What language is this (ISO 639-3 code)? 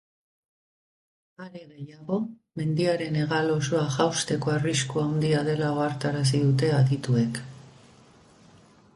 eus